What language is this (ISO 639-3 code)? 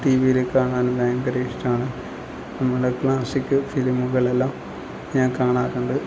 mal